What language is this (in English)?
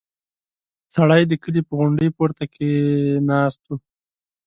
Pashto